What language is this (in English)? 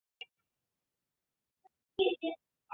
Chinese